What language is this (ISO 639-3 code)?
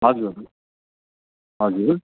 nep